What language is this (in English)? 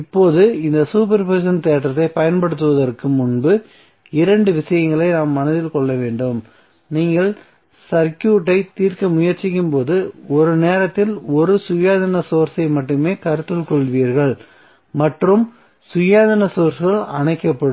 Tamil